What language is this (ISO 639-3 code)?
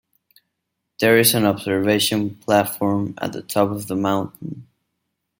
eng